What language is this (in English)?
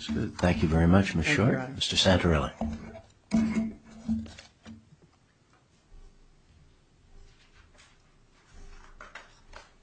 English